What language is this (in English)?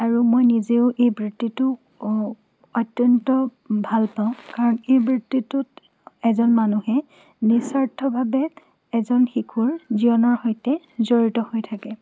Assamese